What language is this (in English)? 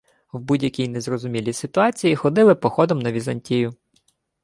Ukrainian